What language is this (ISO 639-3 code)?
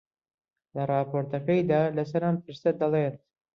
ckb